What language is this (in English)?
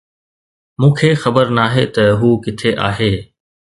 Sindhi